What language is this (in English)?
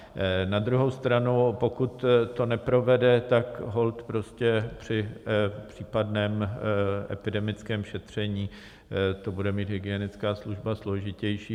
Czech